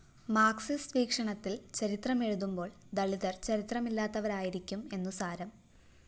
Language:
Malayalam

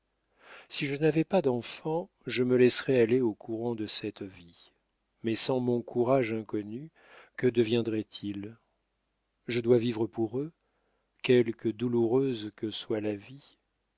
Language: French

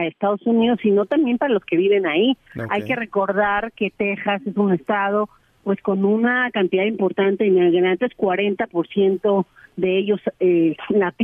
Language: Spanish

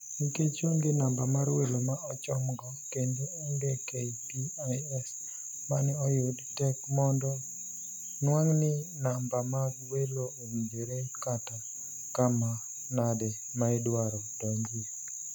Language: Luo (Kenya and Tanzania)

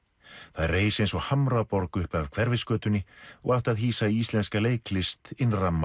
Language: Icelandic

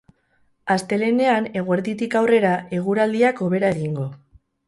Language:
Basque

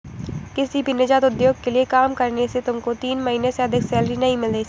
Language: Hindi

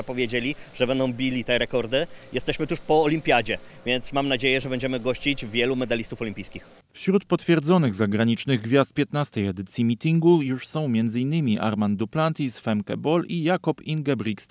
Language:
Polish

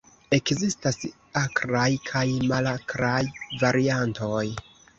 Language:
Esperanto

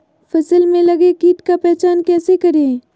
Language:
Magahi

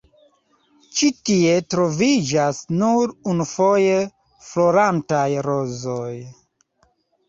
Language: Esperanto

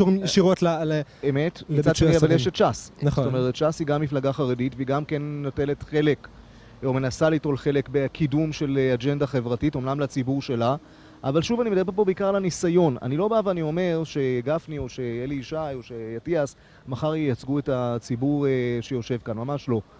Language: Hebrew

